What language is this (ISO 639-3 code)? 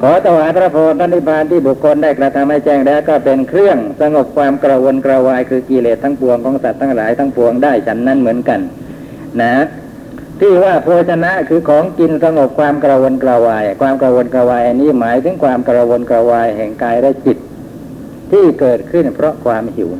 tha